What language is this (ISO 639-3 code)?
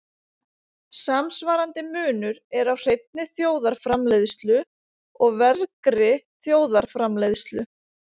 isl